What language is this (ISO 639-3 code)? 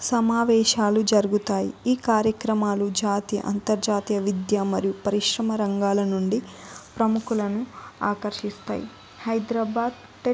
tel